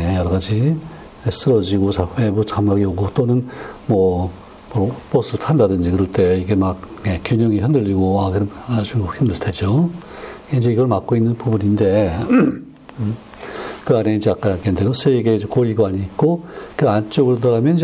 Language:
Korean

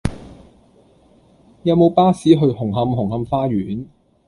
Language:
Cantonese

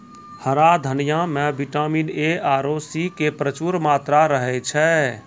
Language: Maithili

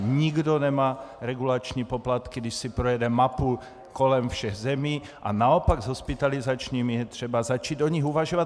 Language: Czech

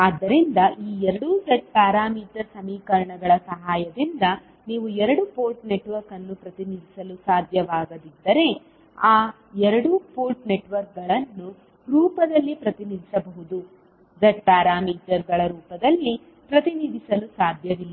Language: Kannada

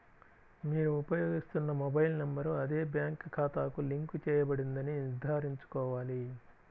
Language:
Telugu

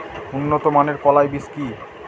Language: Bangla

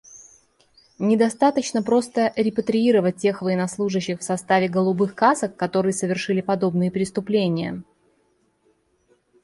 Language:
Russian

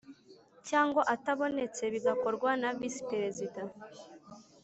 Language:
Kinyarwanda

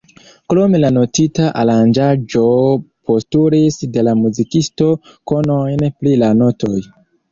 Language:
Esperanto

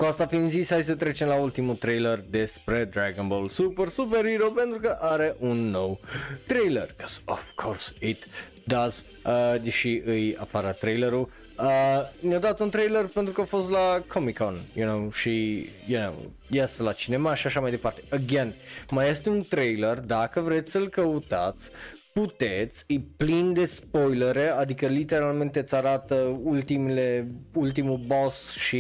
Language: Romanian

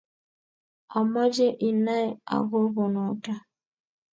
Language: Kalenjin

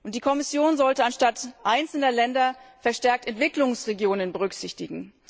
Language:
German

